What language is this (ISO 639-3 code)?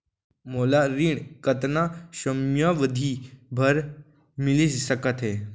hne